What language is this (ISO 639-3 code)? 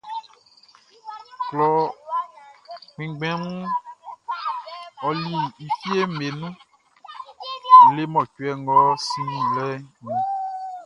bci